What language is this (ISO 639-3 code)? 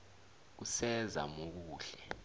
nbl